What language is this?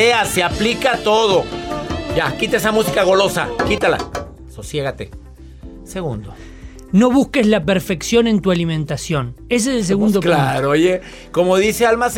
Spanish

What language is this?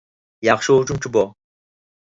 Uyghur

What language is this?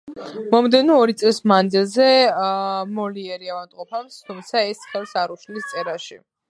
Georgian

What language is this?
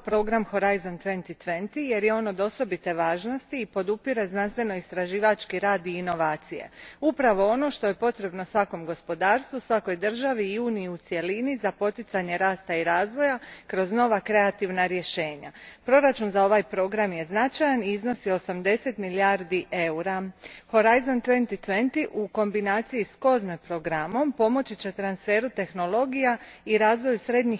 Croatian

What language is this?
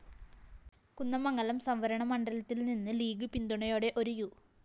Malayalam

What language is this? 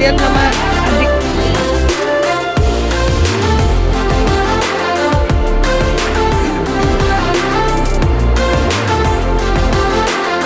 Indonesian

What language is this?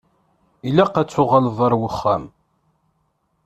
Kabyle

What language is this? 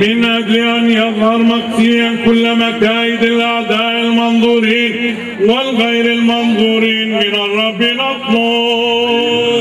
Arabic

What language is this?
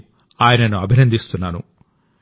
Telugu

